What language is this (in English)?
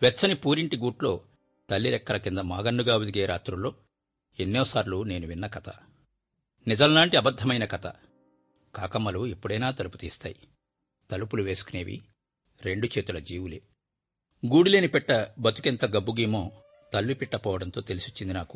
Telugu